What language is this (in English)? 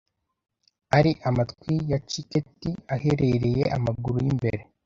Kinyarwanda